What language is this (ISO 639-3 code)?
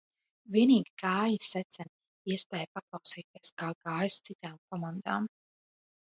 lav